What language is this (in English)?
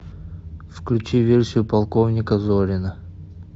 Russian